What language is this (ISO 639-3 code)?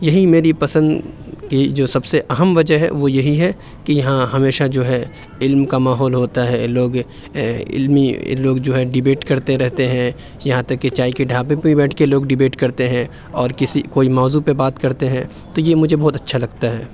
urd